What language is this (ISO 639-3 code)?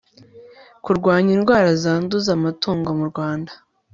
kin